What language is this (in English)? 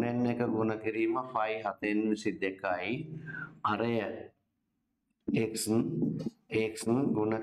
Indonesian